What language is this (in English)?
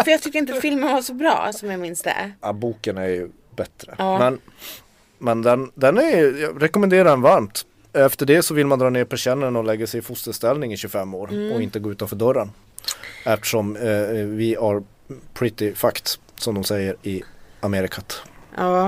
Swedish